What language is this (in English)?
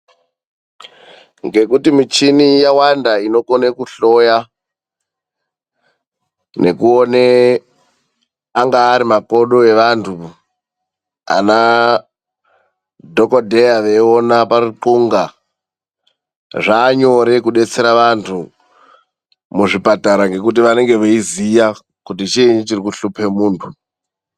Ndau